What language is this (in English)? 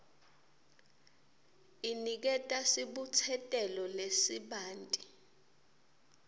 Swati